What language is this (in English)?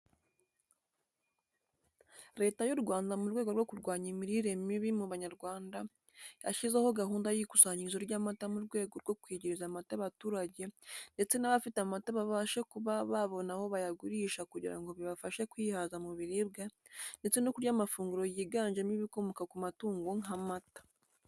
Kinyarwanda